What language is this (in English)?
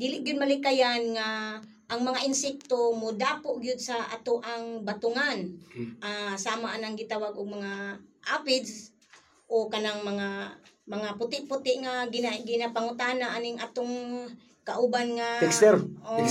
Filipino